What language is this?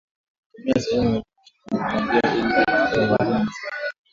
Swahili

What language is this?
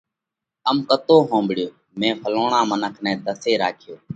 Parkari Koli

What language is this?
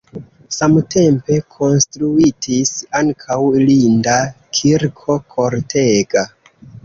Esperanto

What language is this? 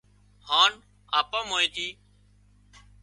Wadiyara Koli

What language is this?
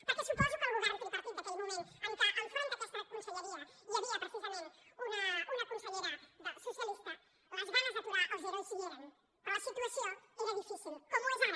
Catalan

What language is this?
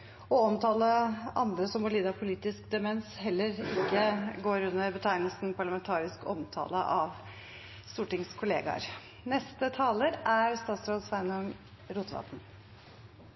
Norwegian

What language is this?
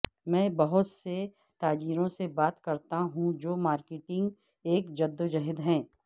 Urdu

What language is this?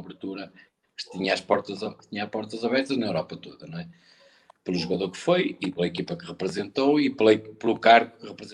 Portuguese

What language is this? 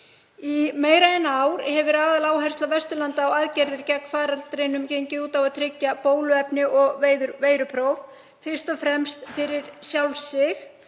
Icelandic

